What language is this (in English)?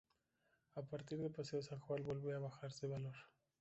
Spanish